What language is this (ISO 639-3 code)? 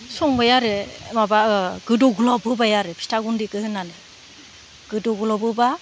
brx